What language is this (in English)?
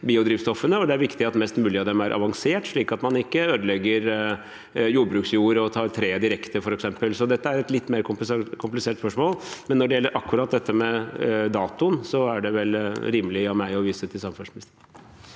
Norwegian